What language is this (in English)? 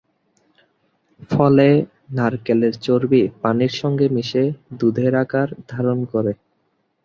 Bangla